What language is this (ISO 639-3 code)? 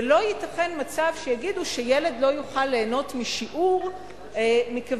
heb